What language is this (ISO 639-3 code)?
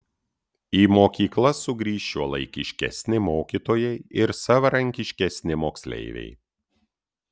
lit